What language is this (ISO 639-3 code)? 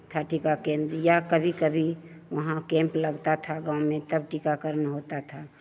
hin